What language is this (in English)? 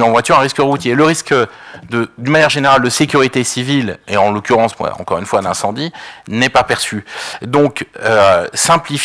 French